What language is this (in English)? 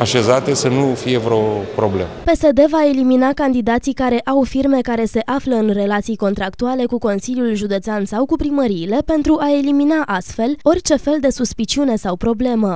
Romanian